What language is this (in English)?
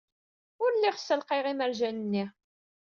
Kabyle